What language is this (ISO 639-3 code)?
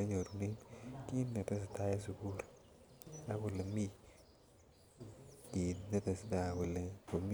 kln